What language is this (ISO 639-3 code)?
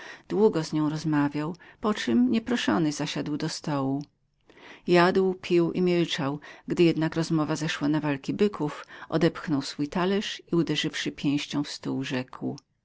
pol